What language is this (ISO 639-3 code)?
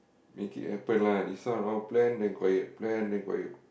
eng